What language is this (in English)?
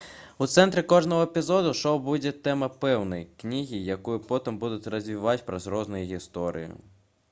Belarusian